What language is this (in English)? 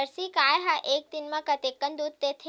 Chhattisgarhi